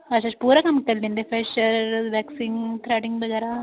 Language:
Dogri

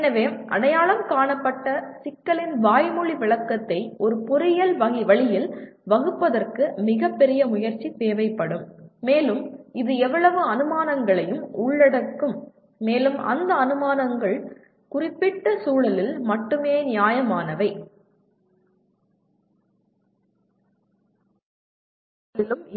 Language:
Tamil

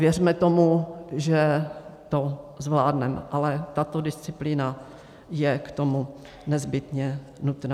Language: Czech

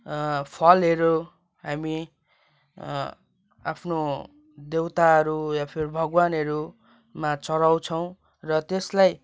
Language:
Nepali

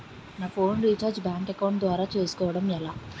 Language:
Telugu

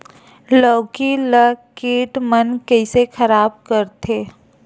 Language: Chhattisgarhi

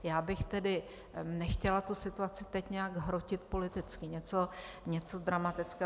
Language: Czech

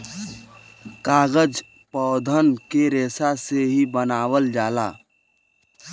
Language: Bhojpuri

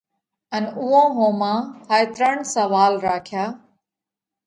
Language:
Parkari Koli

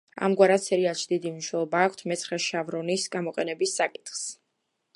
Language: Georgian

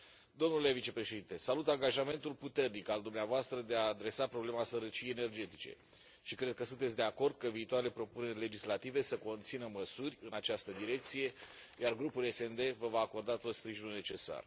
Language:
Romanian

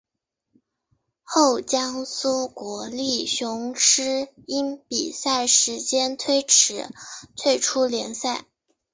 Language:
Chinese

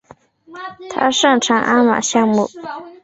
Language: Chinese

